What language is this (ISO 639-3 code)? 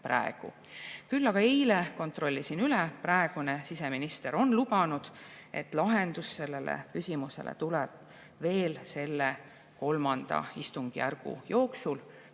est